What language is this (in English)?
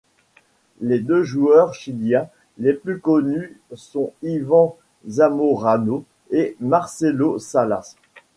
French